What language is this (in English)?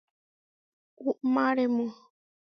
Huarijio